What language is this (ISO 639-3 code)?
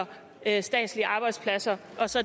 dan